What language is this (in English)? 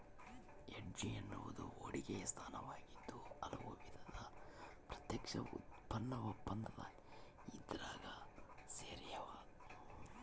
Kannada